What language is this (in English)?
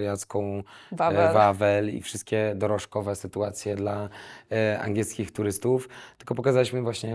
Polish